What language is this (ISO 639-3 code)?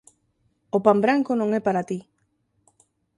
glg